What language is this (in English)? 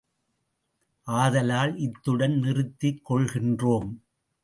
Tamil